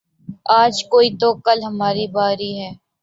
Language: Urdu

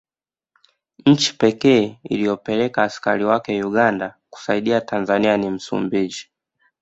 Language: Swahili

